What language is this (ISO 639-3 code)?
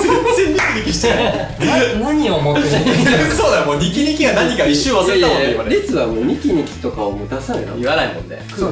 jpn